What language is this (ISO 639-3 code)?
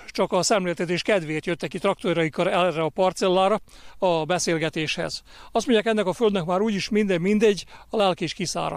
hun